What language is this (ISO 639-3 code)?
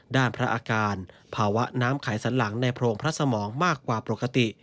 tha